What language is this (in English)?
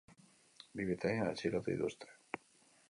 Basque